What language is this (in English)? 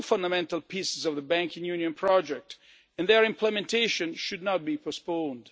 English